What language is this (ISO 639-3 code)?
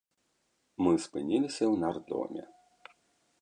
bel